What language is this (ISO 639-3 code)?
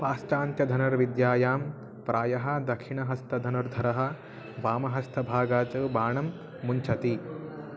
san